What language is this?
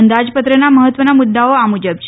Gujarati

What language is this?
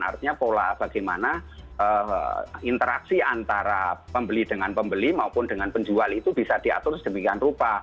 Indonesian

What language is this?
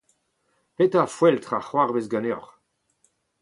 Breton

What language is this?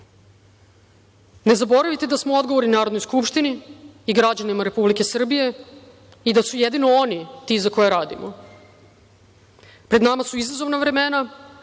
Serbian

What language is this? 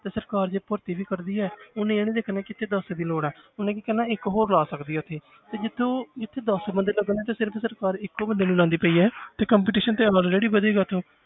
Punjabi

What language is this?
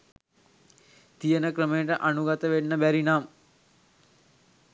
Sinhala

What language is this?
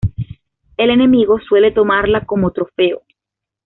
Spanish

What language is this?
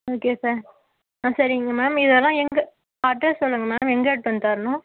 Tamil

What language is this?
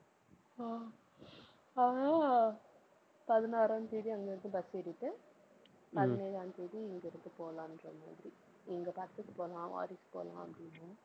Tamil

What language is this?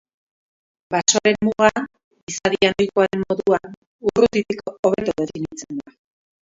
Basque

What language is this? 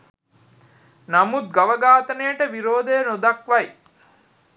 Sinhala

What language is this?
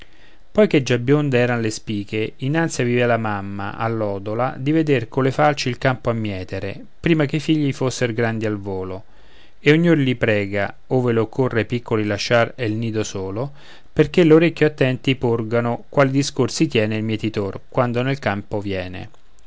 Italian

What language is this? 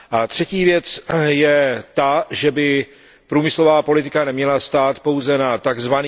Czech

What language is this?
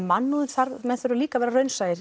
Icelandic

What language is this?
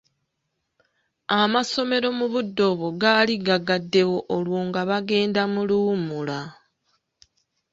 Ganda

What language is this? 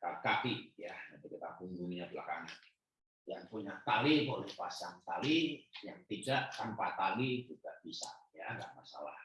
Indonesian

